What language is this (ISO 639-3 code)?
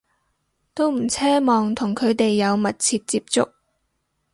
yue